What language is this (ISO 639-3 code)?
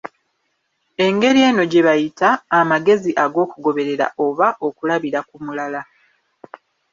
lug